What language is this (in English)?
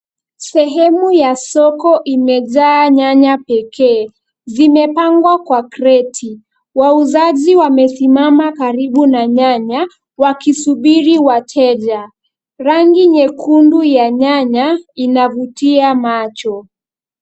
Swahili